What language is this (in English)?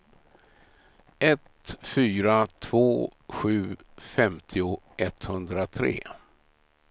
Swedish